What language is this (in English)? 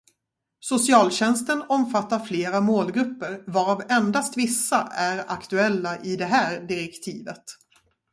Swedish